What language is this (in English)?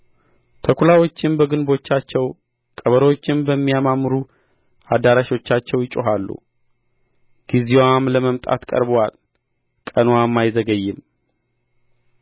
Amharic